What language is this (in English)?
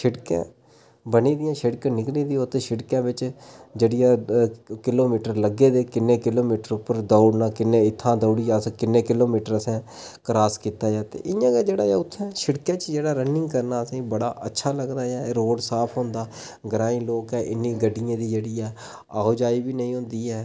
Dogri